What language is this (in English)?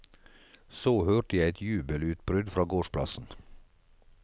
Norwegian